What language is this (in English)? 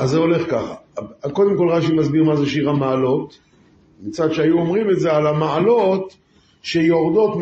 Hebrew